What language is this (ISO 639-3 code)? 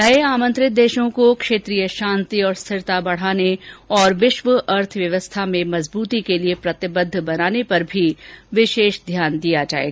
hin